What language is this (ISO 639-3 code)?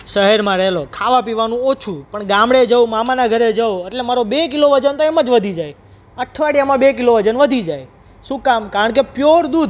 guj